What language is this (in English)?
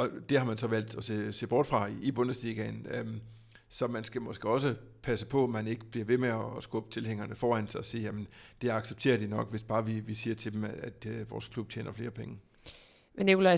Danish